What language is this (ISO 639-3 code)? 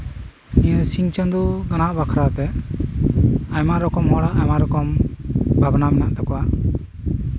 sat